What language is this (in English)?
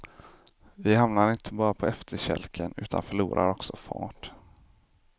Swedish